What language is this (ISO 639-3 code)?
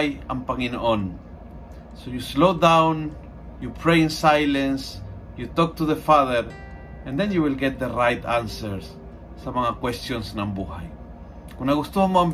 fil